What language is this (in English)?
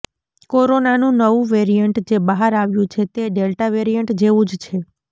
Gujarati